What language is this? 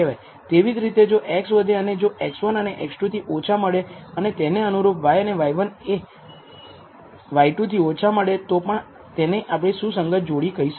Gujarati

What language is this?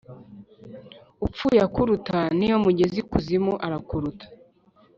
Kinyarwanda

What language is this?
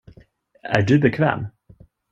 Swedish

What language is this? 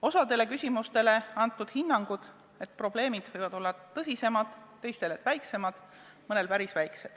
Estonian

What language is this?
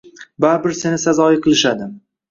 Uzbek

